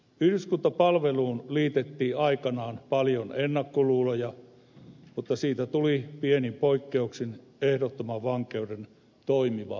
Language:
Finnish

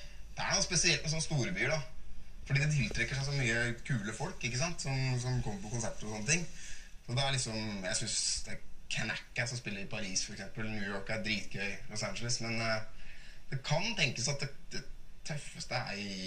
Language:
Norwegian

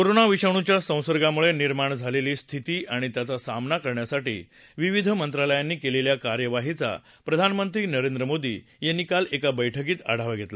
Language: Marathi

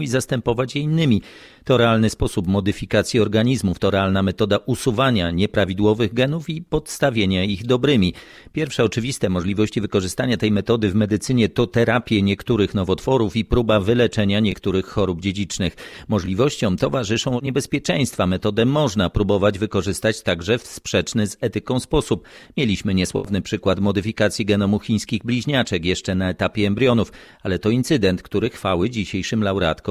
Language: Polish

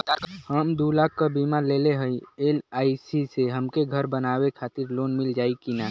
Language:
Bhojpuri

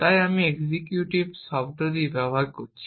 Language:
Bangla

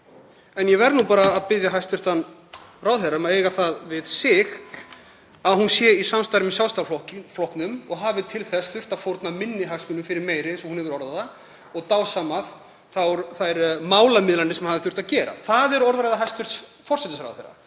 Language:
Icelandic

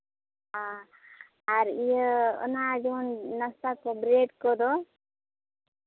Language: Santali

